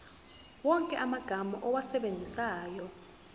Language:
Zulu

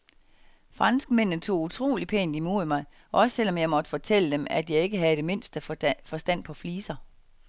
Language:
Danish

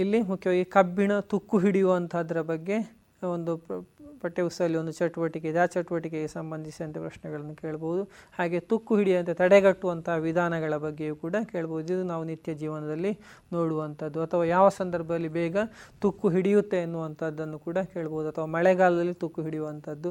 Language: Kannada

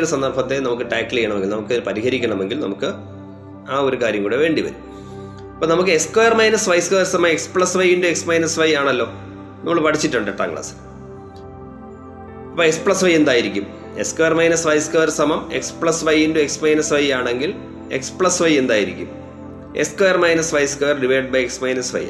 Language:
Malayalam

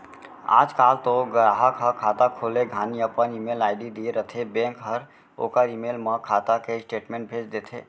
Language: Chhattisgarhi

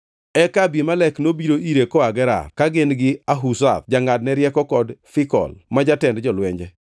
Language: Luo (Kenya and Tanzania)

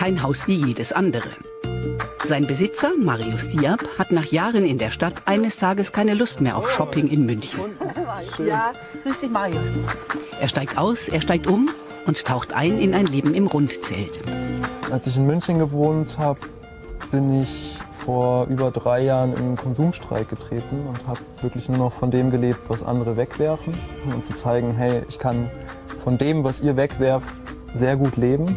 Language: German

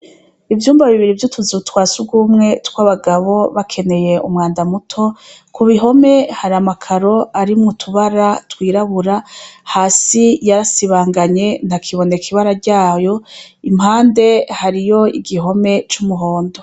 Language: Rundi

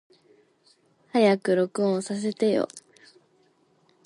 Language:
Japanese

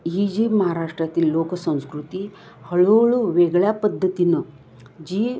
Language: Marathi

